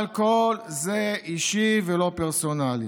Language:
Hebrew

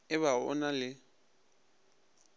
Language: Northern Sotho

